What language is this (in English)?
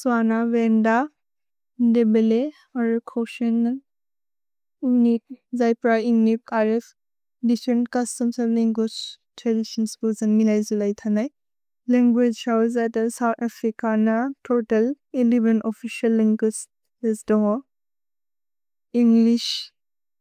Bodo